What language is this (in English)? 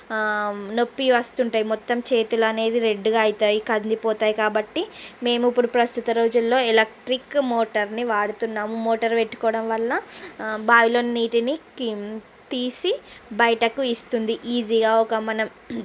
Telugu